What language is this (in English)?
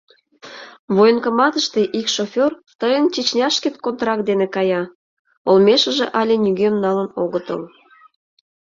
Mari